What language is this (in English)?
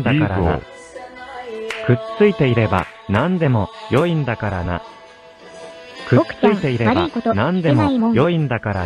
Japanese